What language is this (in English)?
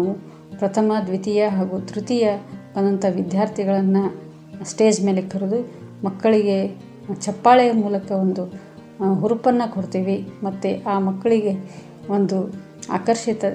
Kannada